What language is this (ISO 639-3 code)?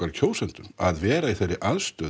isl